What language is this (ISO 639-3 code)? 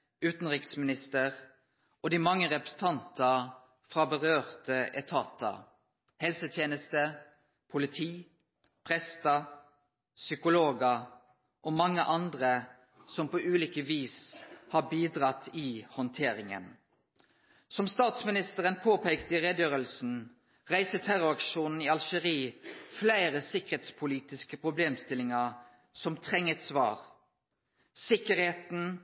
nno